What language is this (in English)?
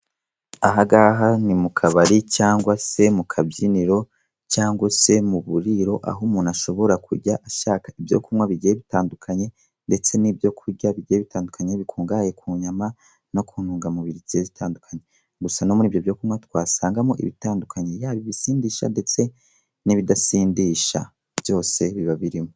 Kinyarwanda